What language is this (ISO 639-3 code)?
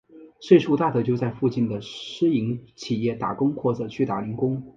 zho